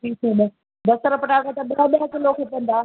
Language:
Sindhi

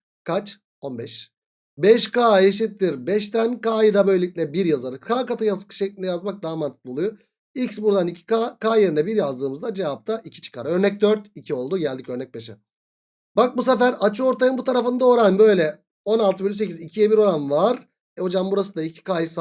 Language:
Turkish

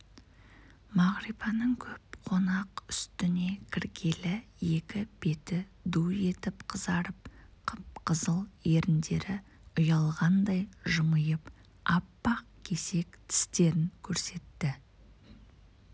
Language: Kazakh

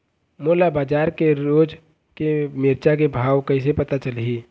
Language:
Chhattisgarhi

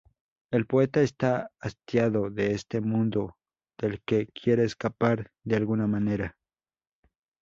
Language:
Spanish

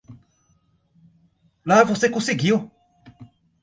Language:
Portuguese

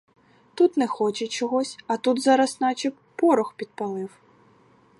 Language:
Ukrainian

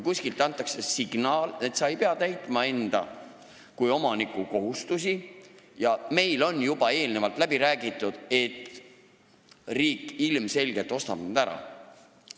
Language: Estonian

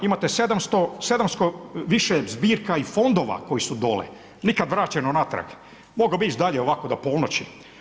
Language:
Croatian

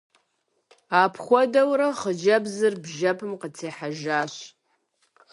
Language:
Kabardian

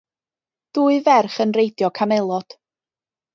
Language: Welsh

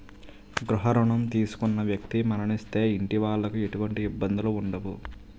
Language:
Telugu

